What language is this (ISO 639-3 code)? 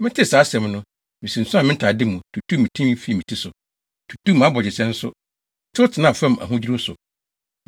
aka